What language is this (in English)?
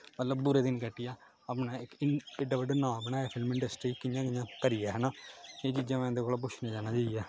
Dogri